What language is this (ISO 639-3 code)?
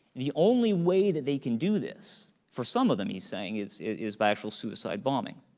eng